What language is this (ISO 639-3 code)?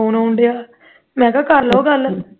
pan